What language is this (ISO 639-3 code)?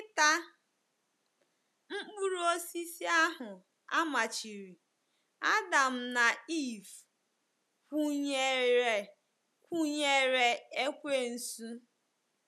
ibo